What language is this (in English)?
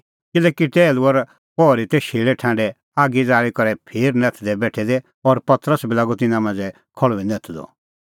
Kullu Pahari